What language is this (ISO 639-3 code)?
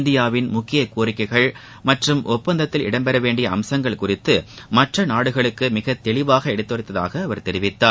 tam